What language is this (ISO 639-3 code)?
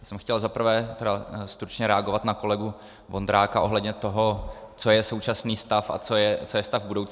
ces